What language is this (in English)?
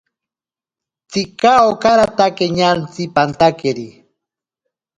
Ashéninka Perené